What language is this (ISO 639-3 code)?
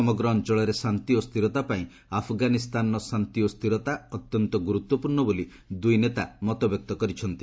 ori